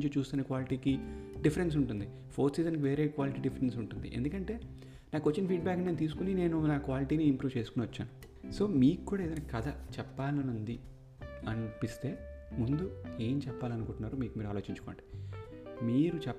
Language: Telugu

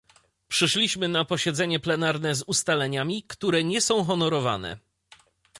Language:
Polish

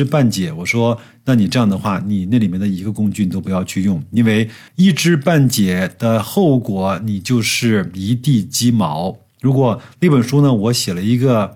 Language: Chinese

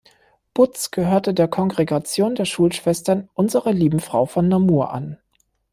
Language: German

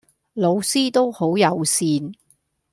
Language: Cantonese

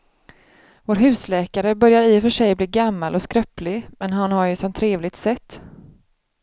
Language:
Swedish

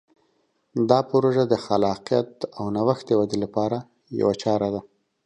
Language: Pashto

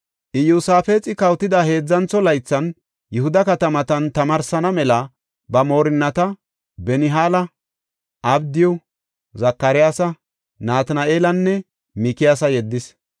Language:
Gofa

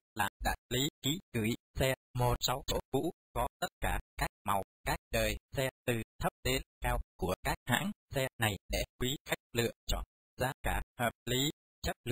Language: Vietnamese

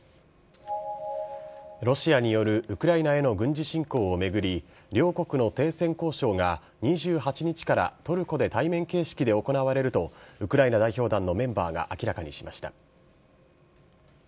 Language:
Japanese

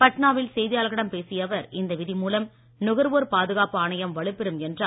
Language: Tamil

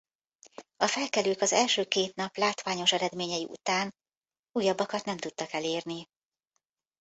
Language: Hungarian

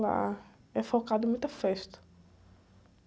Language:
Portuguese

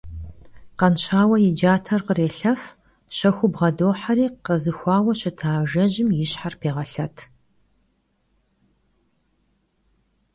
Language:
Kabardian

